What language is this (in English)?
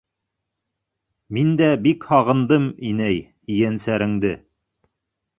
Bashkir